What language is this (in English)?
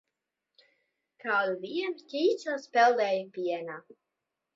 Latvian